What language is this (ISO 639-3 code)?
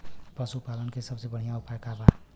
bho